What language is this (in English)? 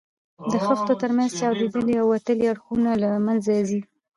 Pashto